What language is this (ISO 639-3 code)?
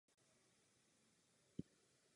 ces